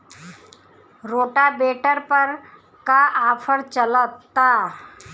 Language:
Bhojpuri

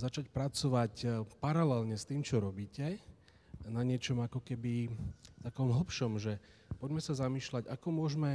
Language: Slovak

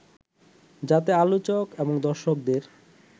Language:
Bangla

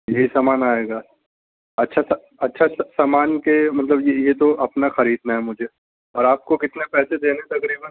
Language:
Urdu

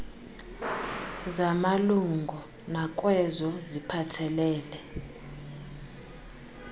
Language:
Xhosa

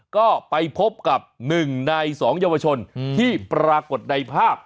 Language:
Thai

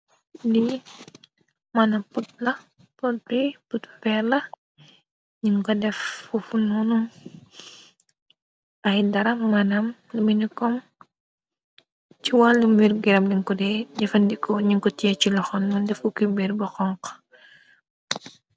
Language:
Wolof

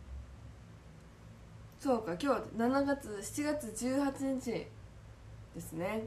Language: Japanese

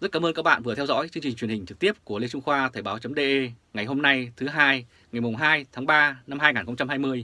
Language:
Vietnamese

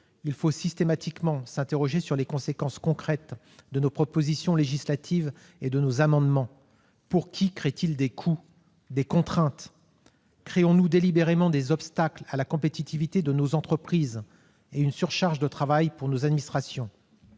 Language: French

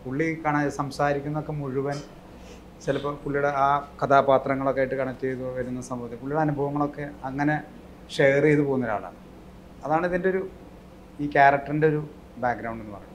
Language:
Malayalam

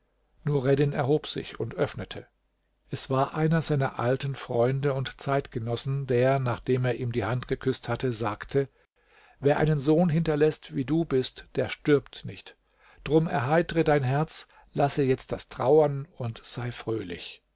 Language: German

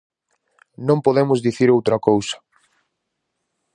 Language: Galician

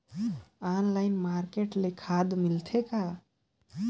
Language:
Chhattisgarhi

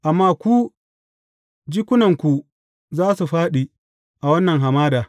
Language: Hausa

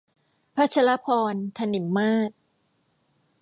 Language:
Thai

